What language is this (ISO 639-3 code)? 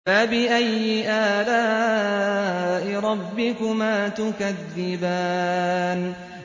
ara